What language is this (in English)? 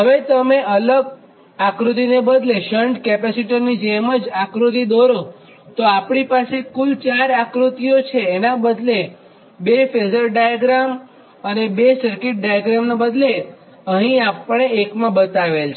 Gujarati